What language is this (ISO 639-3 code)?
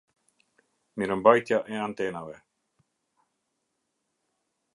sqi